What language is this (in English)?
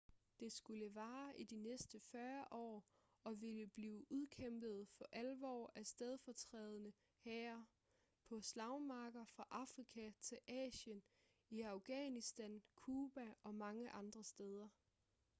Danish